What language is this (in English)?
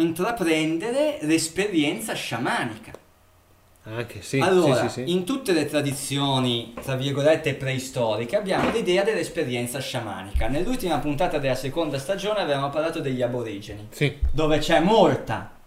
Italian